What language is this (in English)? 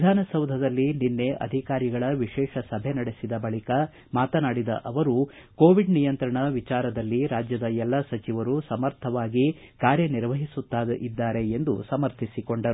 Kannada